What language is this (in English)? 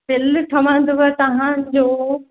Sindhi